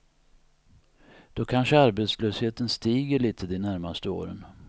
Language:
Swedish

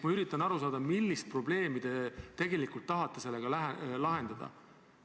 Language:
Estonian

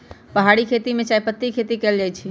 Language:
Magahi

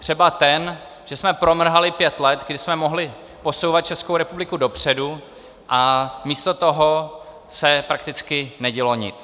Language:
Czech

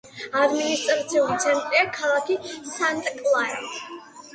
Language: Georgian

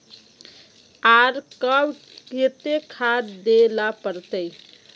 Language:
Magahi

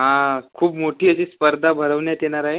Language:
Marathi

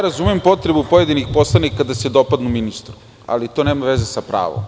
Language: Serbian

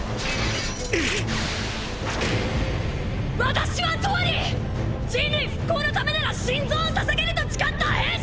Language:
Japanese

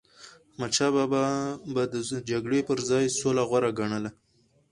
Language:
Pashto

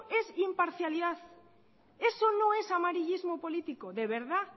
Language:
Spanish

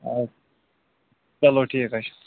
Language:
Kashmiri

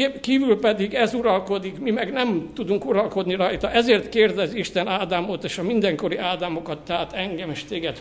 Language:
Hungarian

